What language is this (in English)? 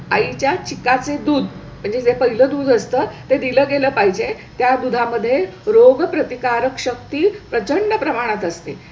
Marathi